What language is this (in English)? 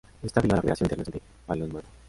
Spanish